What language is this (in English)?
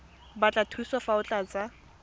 Tswana